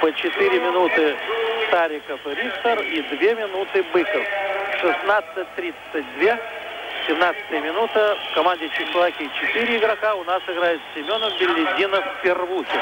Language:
Russian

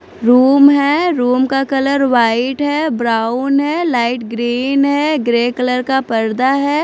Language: Hindi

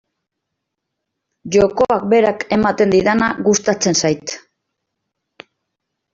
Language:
Basque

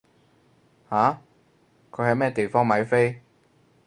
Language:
Cantonese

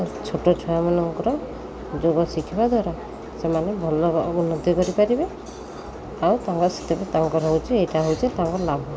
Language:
Odia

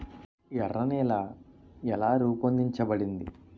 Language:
Telugu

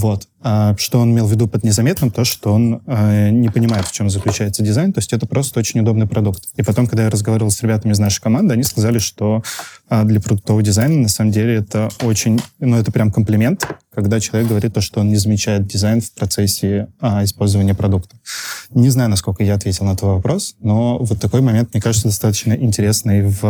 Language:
Russian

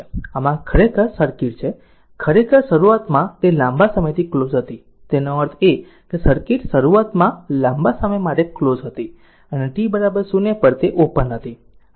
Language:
Gujarati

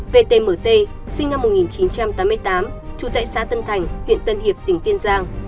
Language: Vietnamese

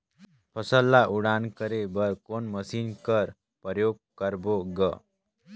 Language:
Chhattisgarhi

